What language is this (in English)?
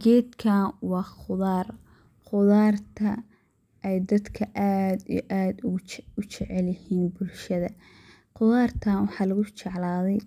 Somali